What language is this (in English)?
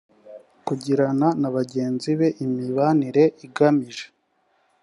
Kinyarwanda